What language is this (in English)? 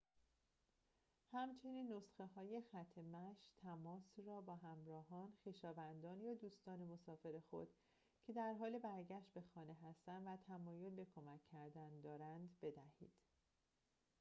Persian